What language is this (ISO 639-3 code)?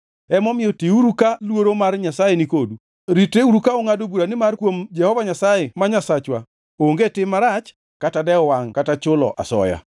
luo